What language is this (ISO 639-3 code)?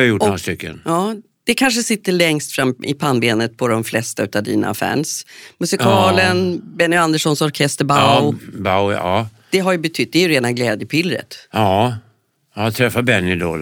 swe